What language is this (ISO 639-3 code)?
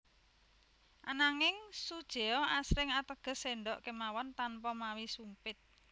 jav